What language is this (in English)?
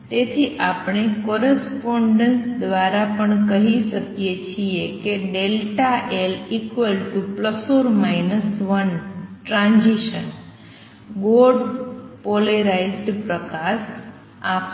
Gujarati